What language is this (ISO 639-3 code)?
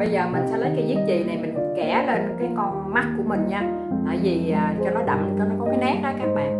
vie